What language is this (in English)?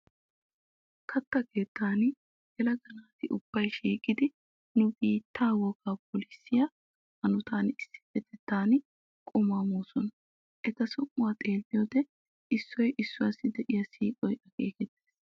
Wolaytta